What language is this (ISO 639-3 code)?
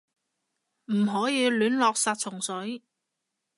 yue